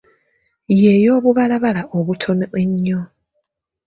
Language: Ganda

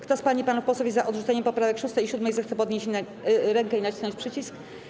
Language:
Polish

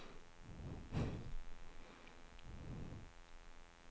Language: Swedish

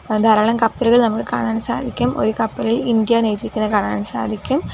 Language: Malayalam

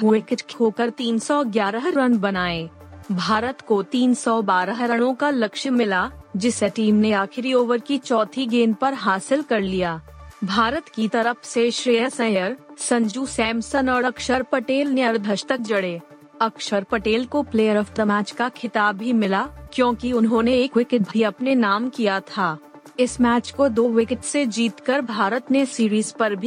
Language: Hindi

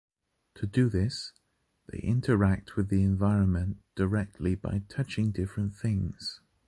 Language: English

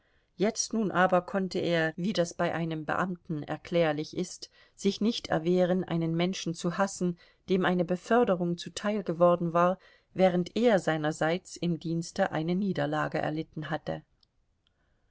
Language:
German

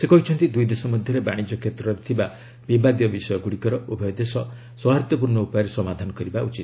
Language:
Odia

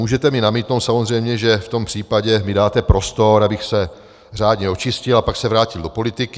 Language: Czech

